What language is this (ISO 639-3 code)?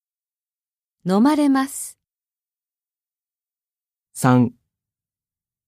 jpn